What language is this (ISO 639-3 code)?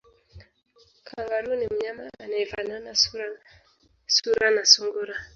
swa